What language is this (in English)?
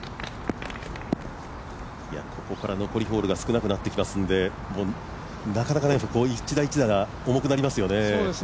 Japanese